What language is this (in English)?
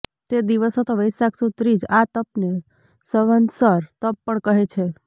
Gujarati